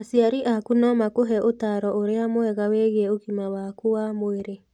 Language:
Kikuyu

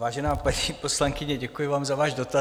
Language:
Czech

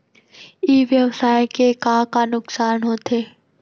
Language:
Chhattisgarhi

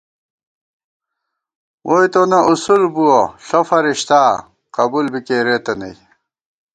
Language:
Gawar-Bati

